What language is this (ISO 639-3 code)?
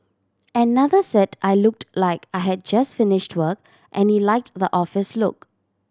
eng